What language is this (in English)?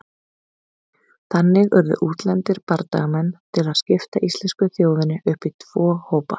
Icelandic